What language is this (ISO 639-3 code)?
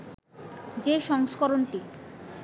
ben